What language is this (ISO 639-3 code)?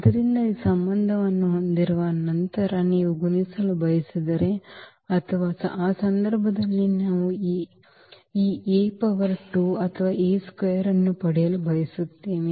kan